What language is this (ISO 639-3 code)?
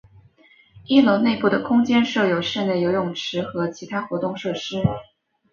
zho